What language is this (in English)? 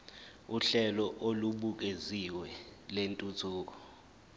Zulu